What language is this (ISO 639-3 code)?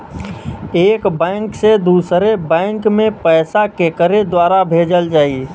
bho